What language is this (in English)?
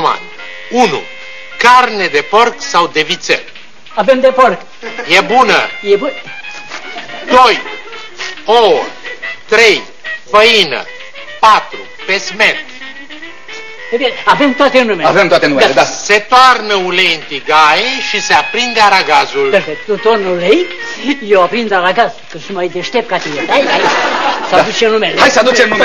Romanian